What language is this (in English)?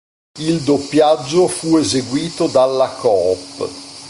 Italian